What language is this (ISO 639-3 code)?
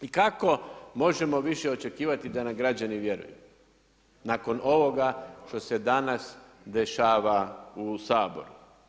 hrv